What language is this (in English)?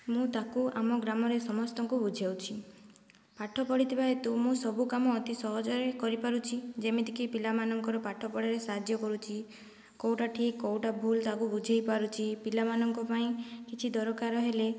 Odia